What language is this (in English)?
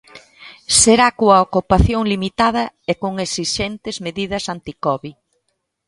Galician